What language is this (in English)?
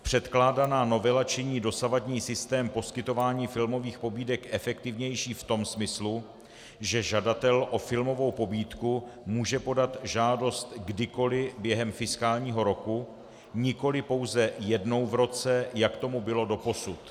Czech